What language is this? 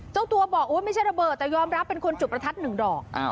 Thai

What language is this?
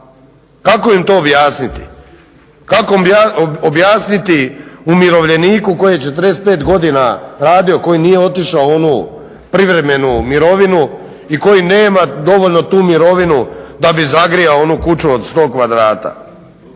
Croatian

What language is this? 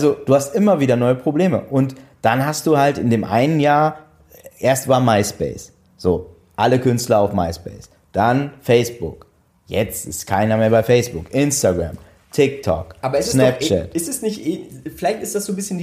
German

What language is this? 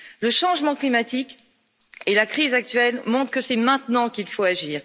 French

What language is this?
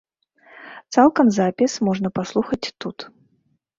Belarusian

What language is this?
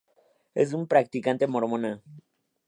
Spanish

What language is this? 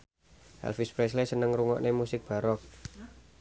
Javanese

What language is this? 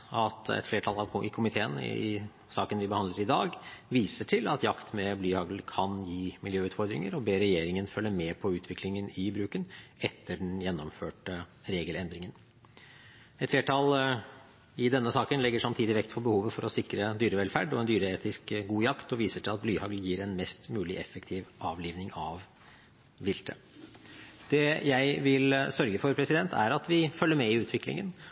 Norwegian Bokmål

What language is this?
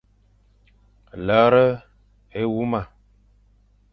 Fang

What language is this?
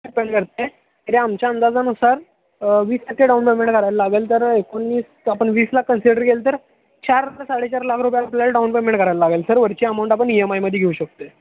Marathi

